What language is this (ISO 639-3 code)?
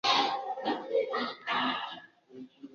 swa